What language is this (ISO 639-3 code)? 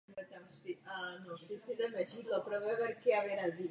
ces